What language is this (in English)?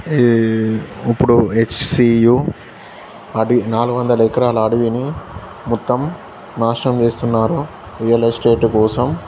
Telugu